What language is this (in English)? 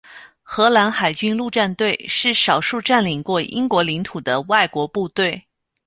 Chinese